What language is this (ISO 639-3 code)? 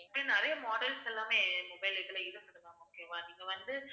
tam